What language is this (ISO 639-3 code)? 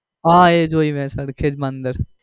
guj